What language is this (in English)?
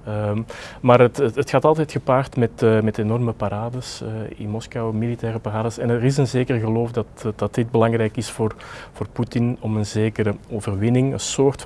Dutch